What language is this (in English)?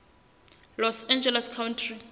Southern Sotho